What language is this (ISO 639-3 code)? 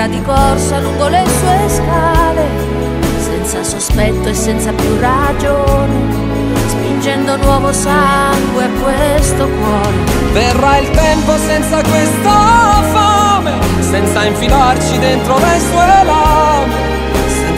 ita